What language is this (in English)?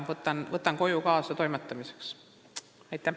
Estonian